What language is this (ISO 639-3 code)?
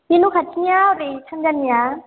brx